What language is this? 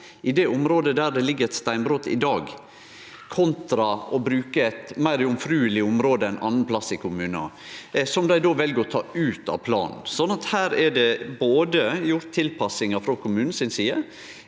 Norwegian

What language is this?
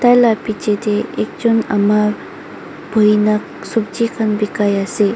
Naga Pidgin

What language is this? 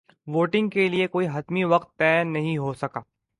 Urdu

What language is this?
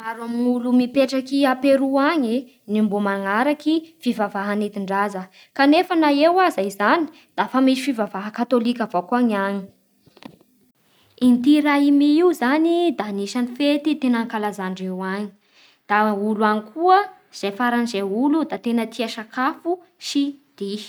Bara Malagasy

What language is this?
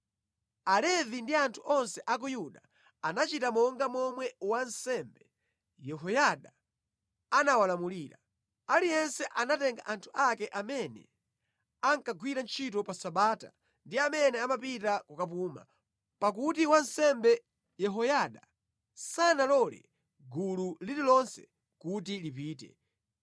Nyanja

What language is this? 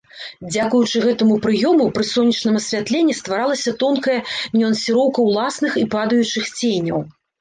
Belarusian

